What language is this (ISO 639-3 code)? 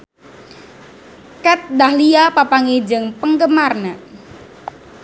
sun